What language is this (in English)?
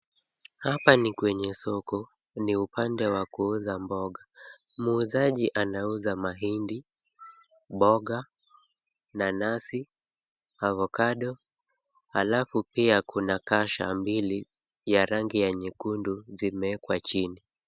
Swahili